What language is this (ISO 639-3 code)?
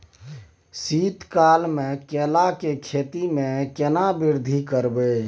mai